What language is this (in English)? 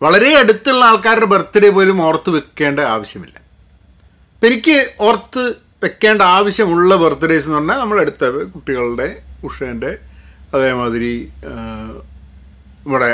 Malayalam